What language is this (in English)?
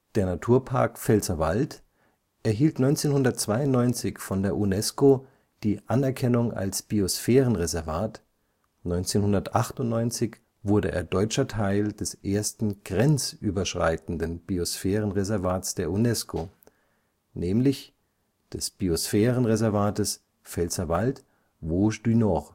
German